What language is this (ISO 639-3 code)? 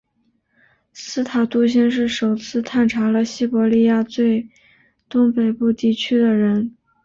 zho